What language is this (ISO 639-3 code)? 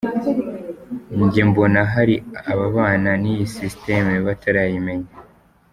kin